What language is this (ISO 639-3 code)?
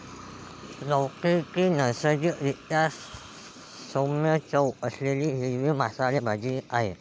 mar